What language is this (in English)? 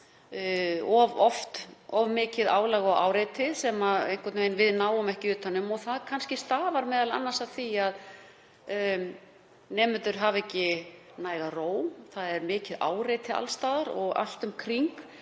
Icelandic